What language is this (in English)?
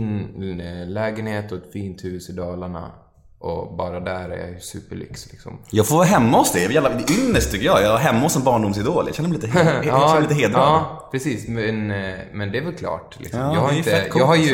Swedish